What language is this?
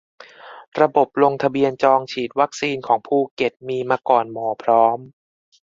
Thai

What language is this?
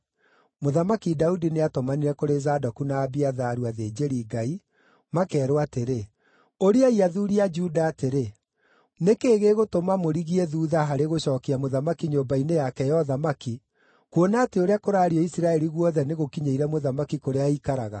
Kikuyu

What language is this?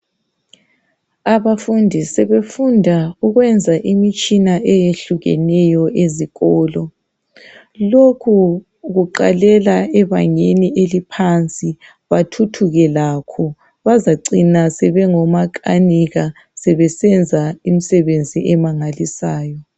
North Ndebele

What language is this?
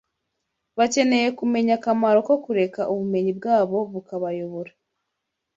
Kinyarwanda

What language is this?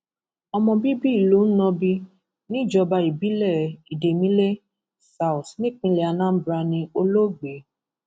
Yoruba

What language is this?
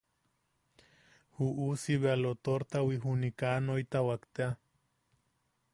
Yaqui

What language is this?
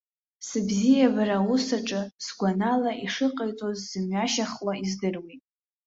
Abkhazian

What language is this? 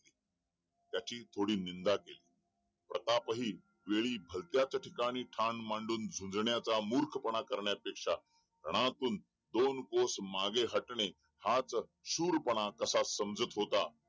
Marathi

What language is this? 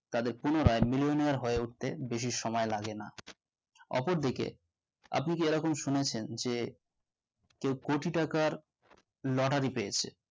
Bangla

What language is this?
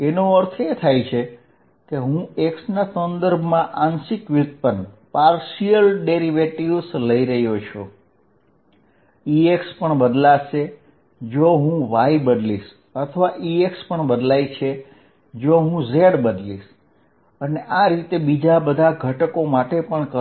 Gujarati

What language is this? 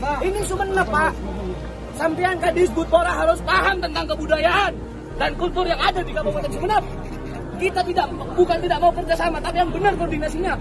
Indonesian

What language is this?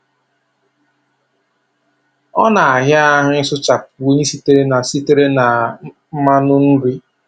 Igbo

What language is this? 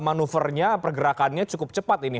Indonesian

